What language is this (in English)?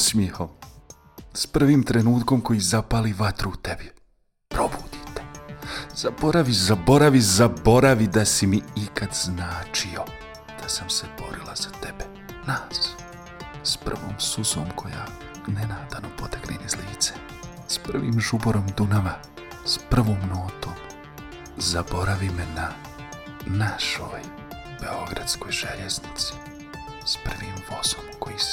Croatian